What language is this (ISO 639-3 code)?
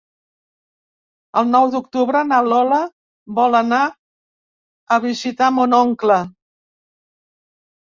cat